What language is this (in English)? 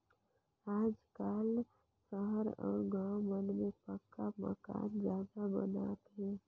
Chhattisgarhi